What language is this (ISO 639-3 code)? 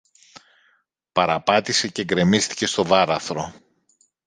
ell